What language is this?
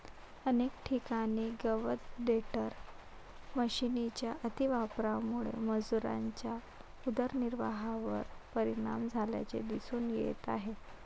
Marathi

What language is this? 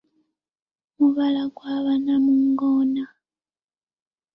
Ganda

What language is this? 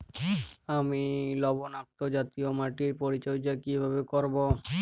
Bangla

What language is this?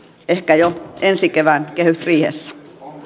Finnish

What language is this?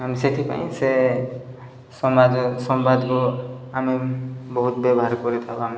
Odia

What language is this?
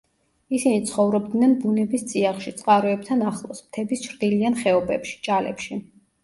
Georgian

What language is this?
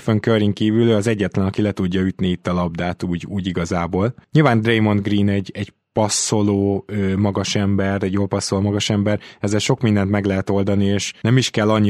Hungarian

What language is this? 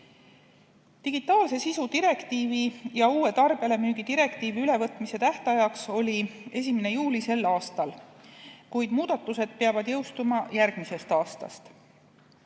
Estonian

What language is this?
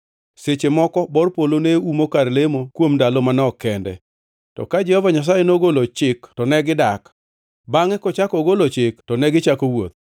Luo (Kenya and Tanzania)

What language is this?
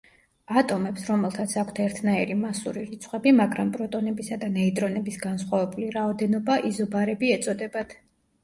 Georgian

